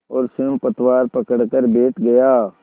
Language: Hindi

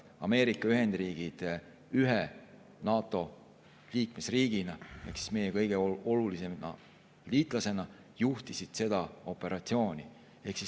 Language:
Estonian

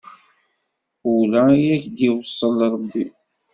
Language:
Kabyle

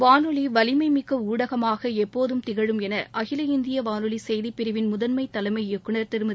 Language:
Tamil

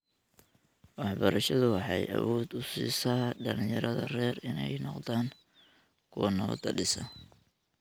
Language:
Somali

